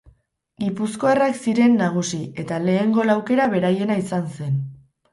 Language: Basque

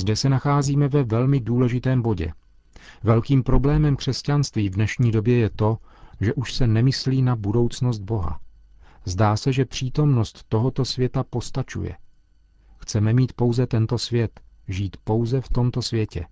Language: Czech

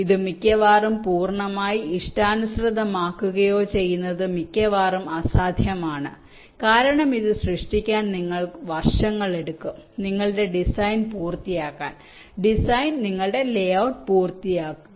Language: Malayalam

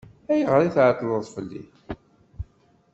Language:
Kabyle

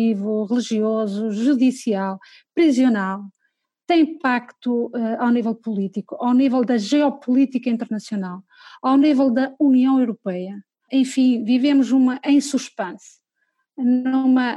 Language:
Portuguese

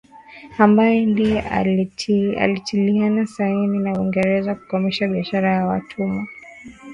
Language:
Swahili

